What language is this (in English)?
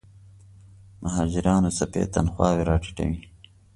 Pashto